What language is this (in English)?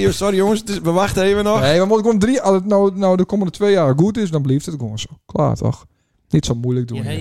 Dutch